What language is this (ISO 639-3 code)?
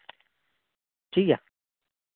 sat